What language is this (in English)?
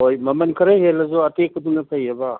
Manipuri